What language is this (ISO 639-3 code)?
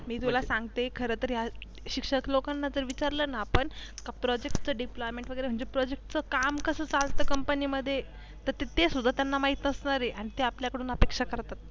mar